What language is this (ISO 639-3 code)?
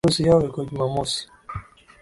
swa